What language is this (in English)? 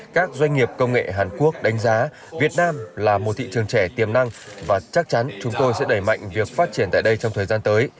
Vietnamese